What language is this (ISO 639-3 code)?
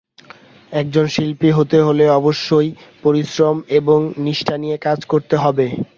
ben